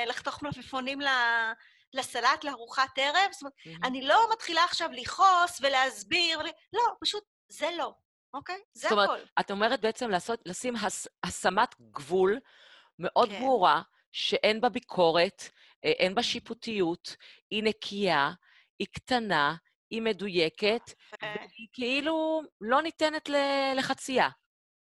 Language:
Hebrew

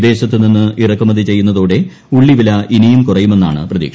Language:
Malayalam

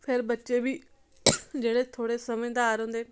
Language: Dogri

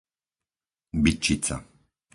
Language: Slovak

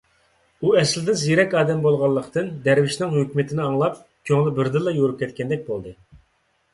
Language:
Uyghur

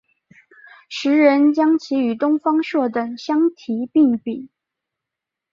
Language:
Chinese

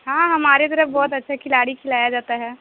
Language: Urdu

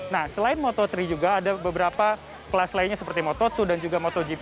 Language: Indonesian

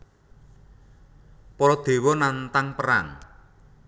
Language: Javanese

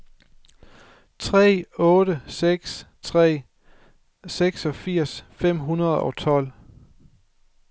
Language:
Danish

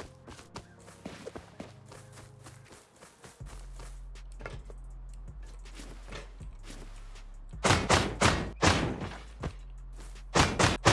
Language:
Turkish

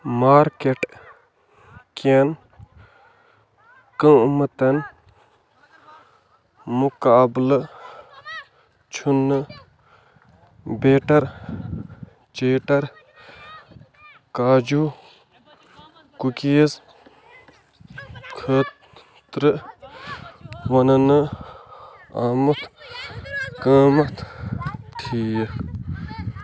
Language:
Kashmiri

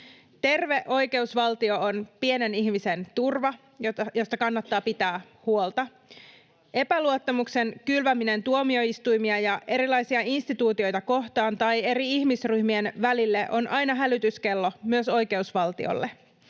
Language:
Finnish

